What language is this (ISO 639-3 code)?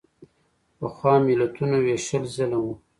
pus